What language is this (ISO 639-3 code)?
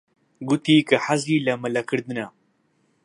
ckb